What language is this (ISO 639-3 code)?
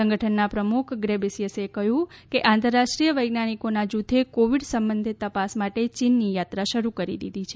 guj